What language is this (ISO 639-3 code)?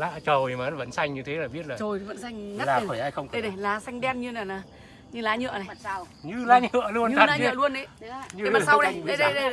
vie